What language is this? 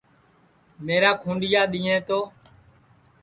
Sansi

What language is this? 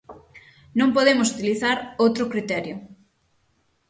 Galician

